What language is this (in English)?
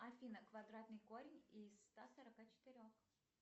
Russian